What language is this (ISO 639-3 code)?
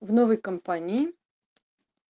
rus